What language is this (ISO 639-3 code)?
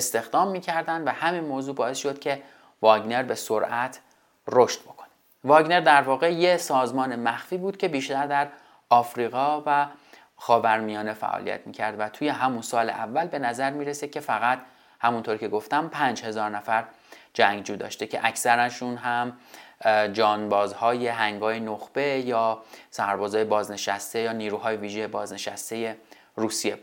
fas